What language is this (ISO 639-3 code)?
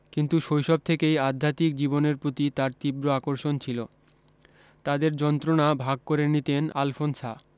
ben